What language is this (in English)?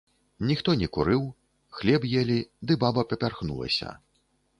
Belarusian